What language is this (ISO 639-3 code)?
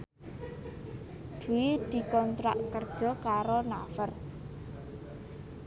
jav